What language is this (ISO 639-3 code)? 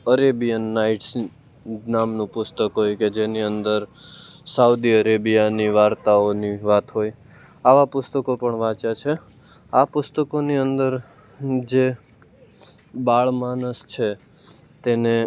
guj